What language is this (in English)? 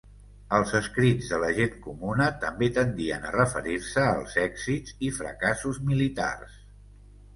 Catalan